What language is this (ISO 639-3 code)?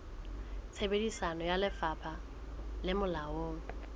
sot